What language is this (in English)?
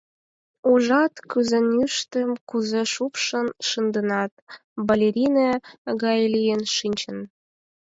Mari